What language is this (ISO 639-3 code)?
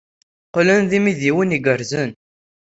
kab